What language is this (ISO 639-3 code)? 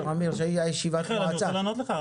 heb